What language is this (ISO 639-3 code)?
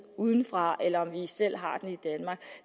dan